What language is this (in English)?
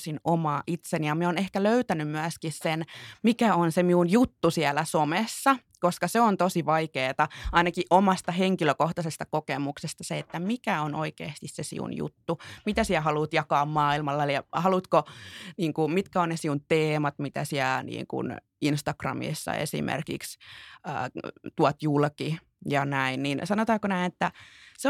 Finnish